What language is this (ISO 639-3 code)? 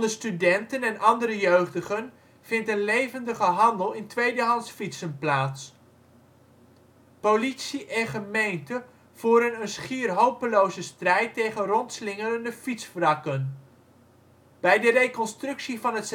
nld